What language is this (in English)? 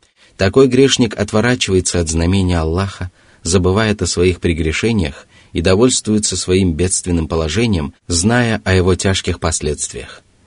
Russian